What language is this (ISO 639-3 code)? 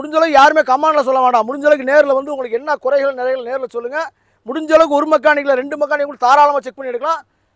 tam